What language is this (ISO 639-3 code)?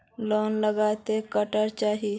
mag